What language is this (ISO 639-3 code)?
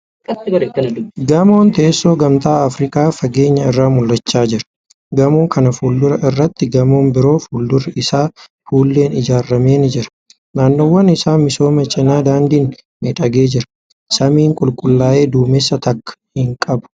orm